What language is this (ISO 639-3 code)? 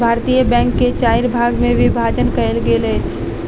mai